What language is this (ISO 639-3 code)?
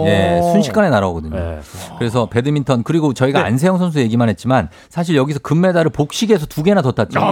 kor